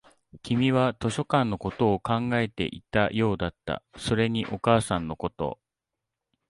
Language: Japanese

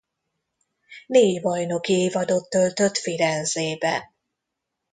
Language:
Hungarian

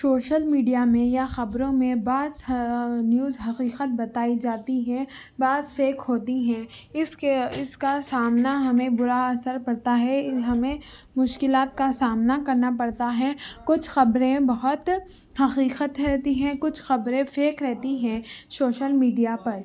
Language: Urdu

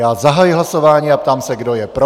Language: Czech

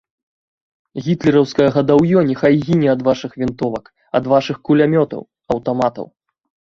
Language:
Belarusian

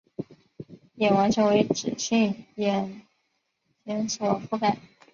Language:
Chinese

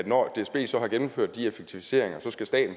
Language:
Danish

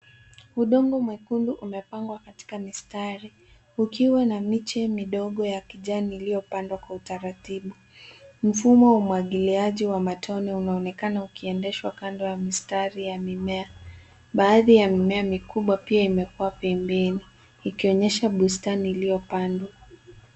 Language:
Swahili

